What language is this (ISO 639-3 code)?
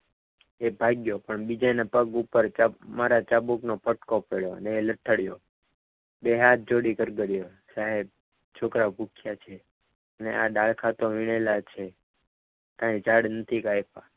guj